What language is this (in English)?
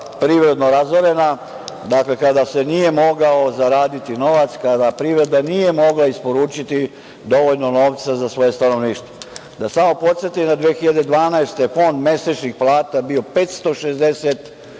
Serbian